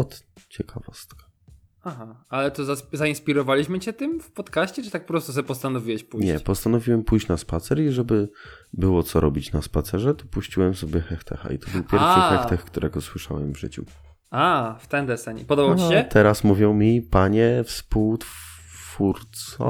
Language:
Polish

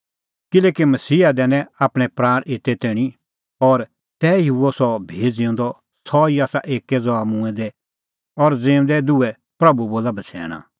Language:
Kullu Pahari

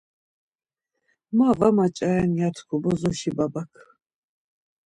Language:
Laz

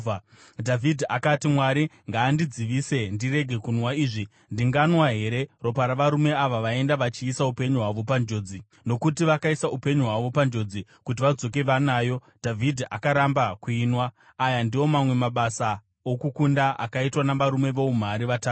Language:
Shona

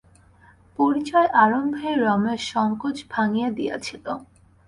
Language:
Bangla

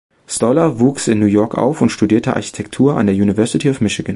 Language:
German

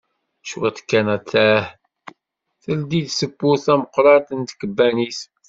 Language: Kabyle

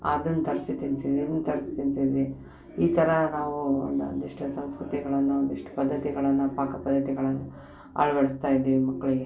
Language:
Kannada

